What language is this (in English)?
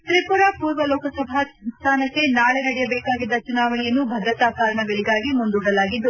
Kannada